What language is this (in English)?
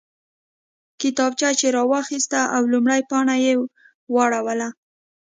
Pashto